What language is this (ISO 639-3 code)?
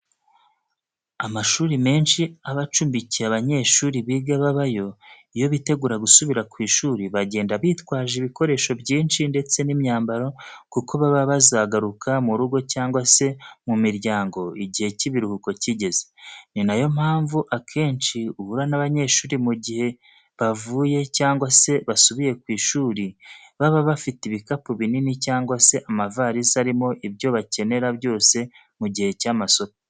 kin